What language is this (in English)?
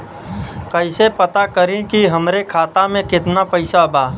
Bhojpuri